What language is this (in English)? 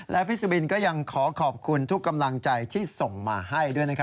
Thai